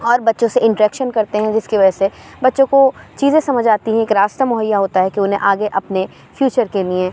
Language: Urdu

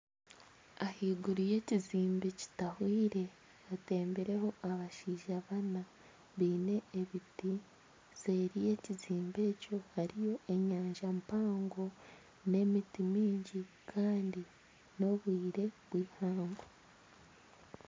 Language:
Nyankole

